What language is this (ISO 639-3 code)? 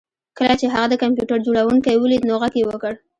pus